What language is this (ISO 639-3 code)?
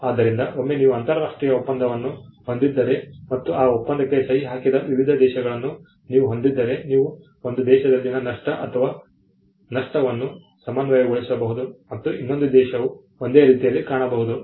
kan